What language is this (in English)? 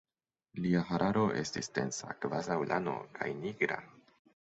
Esperanto